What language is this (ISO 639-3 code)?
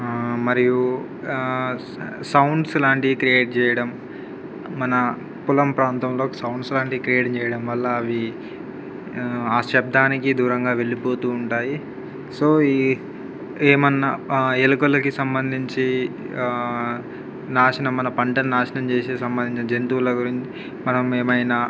tel